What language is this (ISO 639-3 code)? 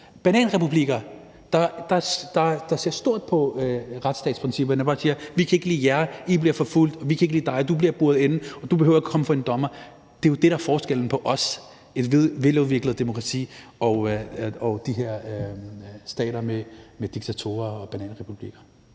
dan